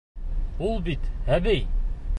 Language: Bashkir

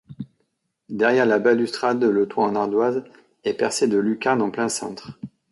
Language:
French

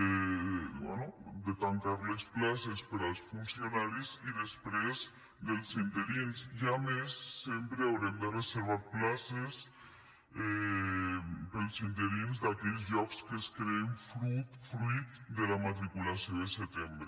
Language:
Catalan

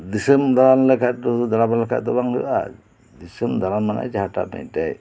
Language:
Santali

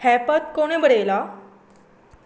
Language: Konkani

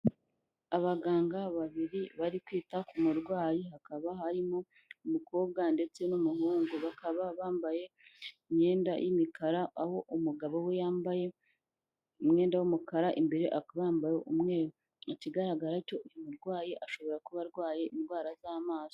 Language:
Kinyarwanda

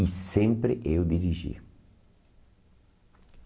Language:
Portuguese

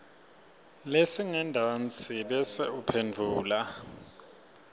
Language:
Swati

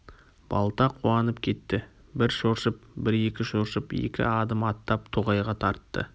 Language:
Kazakh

